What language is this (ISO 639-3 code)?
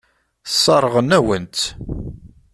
kab